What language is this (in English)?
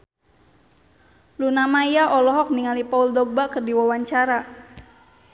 Sundanese